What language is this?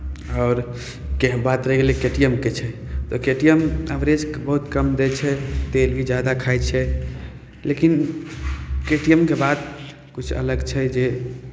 Maithili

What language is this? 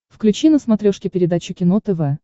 Russian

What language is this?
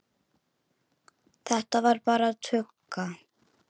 Icelandic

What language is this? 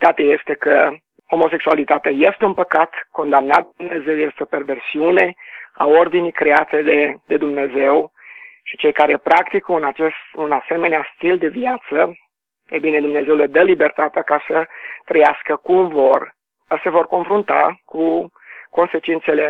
Romanian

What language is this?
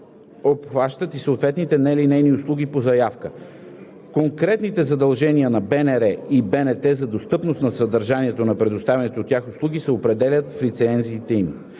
Bulgarian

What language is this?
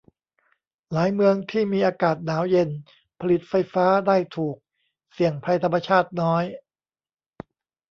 Thai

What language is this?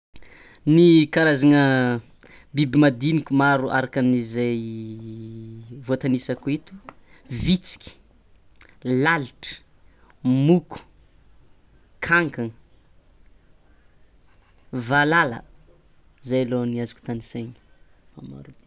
Tsimihety Malagasy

